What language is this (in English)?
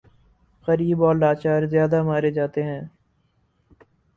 Urdu